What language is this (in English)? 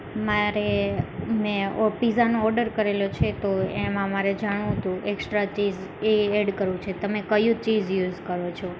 Gujarati